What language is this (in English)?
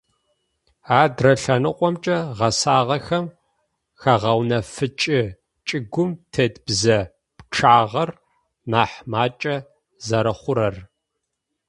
Adyghe